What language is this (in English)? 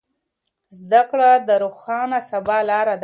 Pashto